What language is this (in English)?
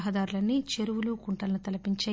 Telugu